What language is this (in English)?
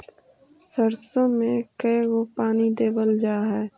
Magahi